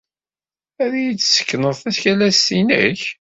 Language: Kabyle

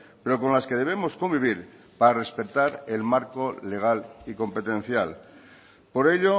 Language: Spanish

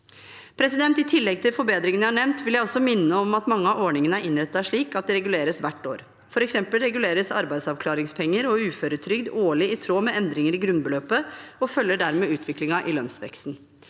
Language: Norwegian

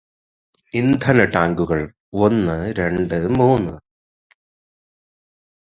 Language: Malayalam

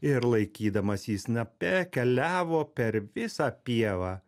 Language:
Lithuanian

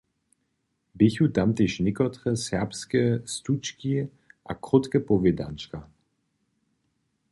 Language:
Upper Sorbian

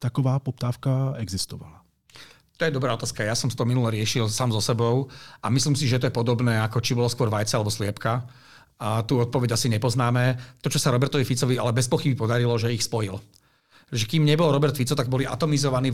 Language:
Czech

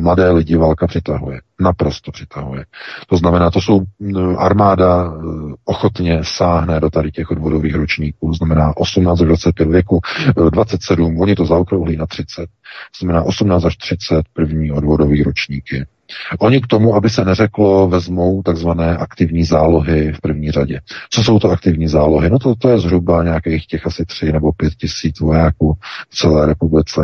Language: Czech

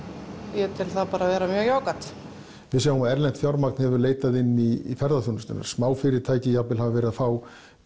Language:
Icelandic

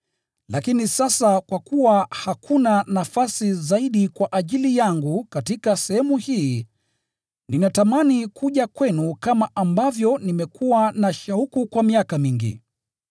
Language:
Swahili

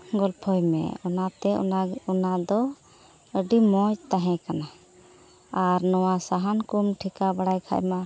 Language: Santali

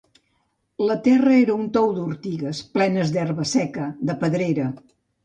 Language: Catalan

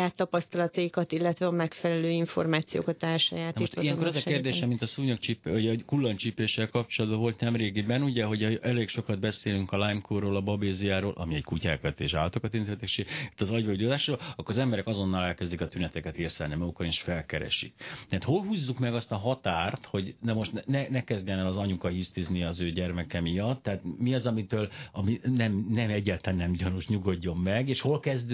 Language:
Hungarian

